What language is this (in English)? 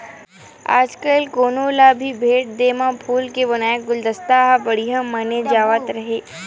Chhattisgarhi